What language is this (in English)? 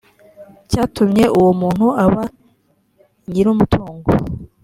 Kinyarwanda